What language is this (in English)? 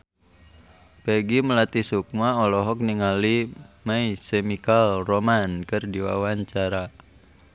Sundanese